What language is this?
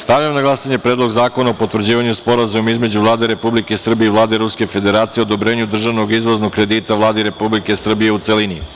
Serbian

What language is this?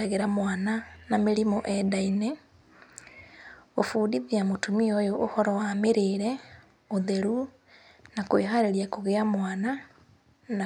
Kikuyu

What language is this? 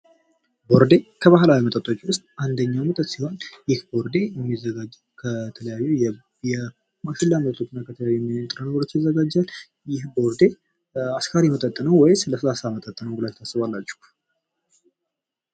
Amharic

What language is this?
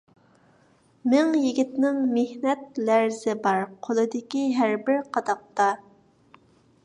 Uyghur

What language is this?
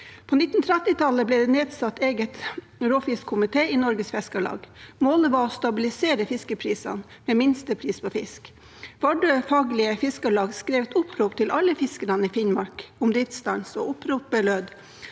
Norwegian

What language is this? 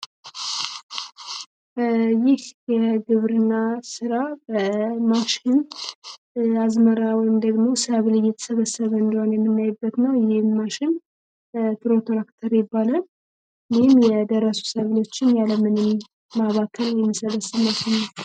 Amharic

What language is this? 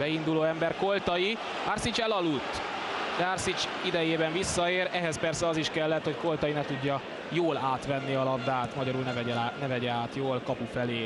Hungarian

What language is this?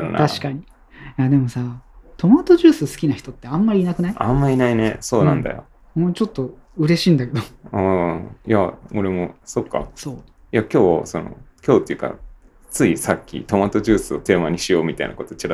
Japanese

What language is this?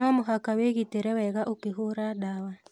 Kikuyu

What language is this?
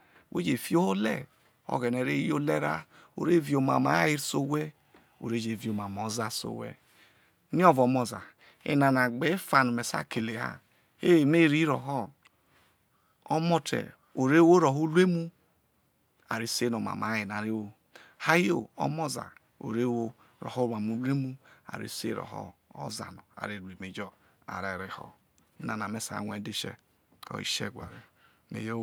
Isoko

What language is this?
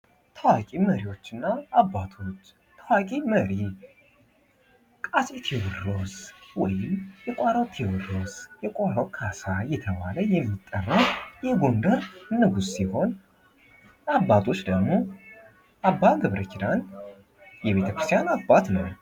Amharic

